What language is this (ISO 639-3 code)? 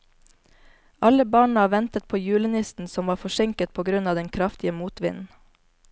nor